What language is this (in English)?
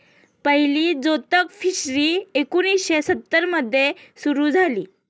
Marathi